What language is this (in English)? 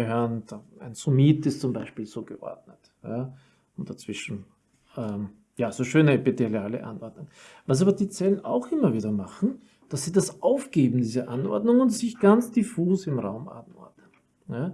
German